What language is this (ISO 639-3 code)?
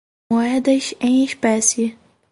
por